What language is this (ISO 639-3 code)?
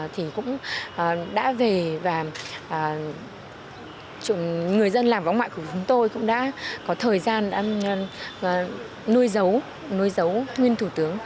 vie